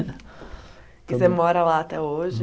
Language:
Portuguese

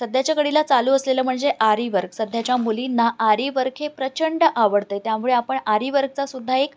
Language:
Marathi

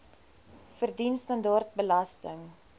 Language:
Afrikaans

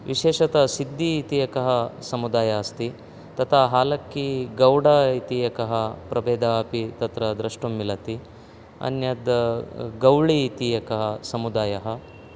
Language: Sanskrit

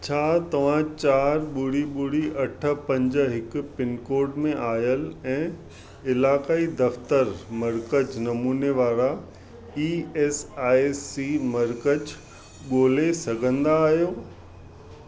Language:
Sindhi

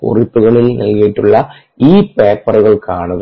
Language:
Malayalam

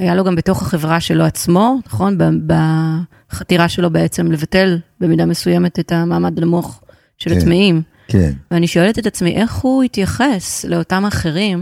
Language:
Hebrew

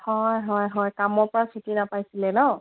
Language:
Assamese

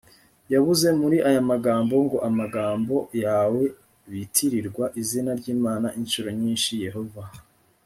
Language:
Kinyarwanda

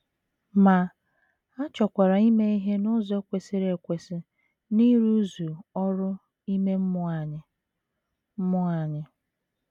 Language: Igbo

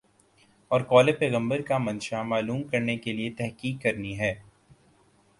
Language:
Urdu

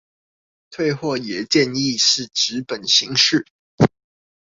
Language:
Chinese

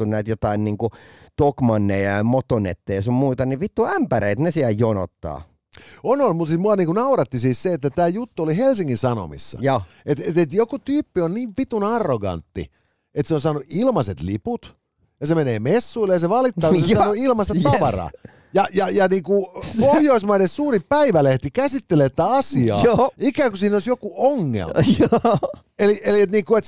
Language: Finnish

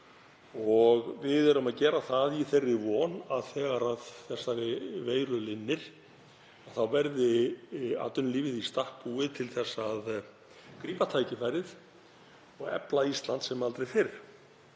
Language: Icelandic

